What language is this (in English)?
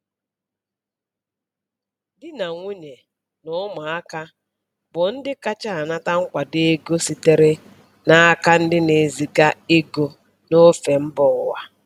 Igbo